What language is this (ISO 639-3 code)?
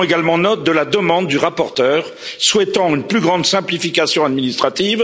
fra